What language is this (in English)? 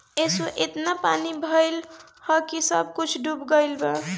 Bhojpuri